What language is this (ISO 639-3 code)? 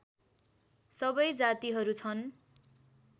nep